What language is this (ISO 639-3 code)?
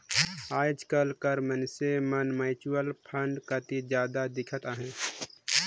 hne